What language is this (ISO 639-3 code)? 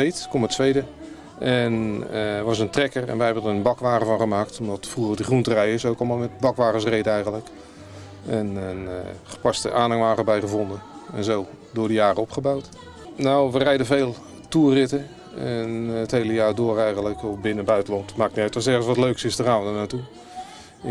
nld